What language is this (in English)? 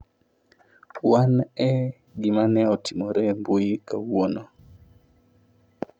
Luo (Kenya and Tanzania)